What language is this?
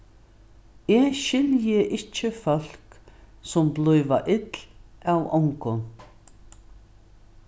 Faroese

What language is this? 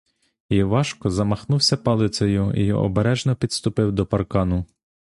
Ukrainian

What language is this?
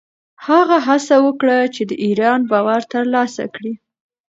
Pashto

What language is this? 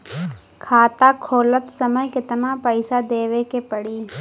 Bhojpuri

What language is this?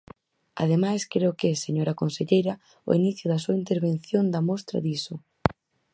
Galician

